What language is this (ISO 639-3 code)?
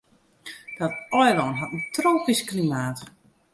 fry